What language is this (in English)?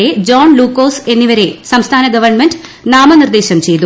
Malayalam